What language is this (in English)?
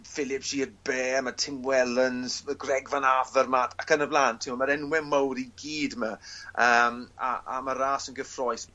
Welsh